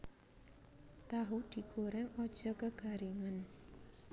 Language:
Javanese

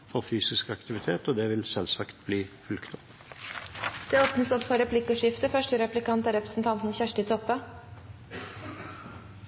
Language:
Norwegian Bokmål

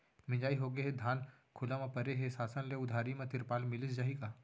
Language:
Chhattisgarhi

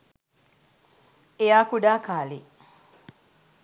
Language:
Sinhala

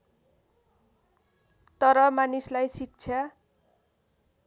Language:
Nepali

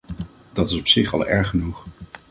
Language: Dutch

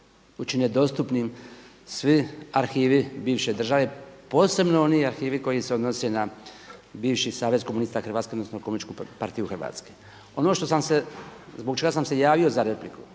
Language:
Croatian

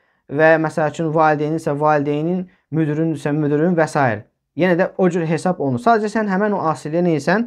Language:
Turkish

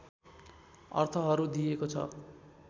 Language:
Nepali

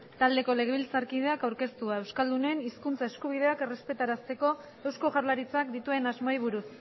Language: Basque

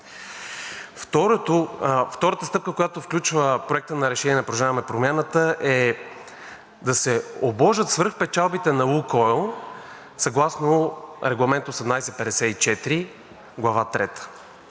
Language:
Bulgarian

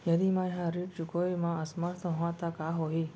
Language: Chhattisgarhi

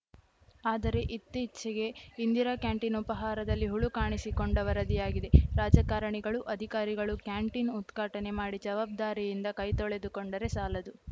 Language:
Kannada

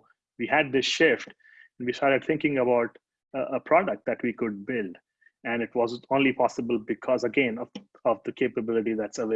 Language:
English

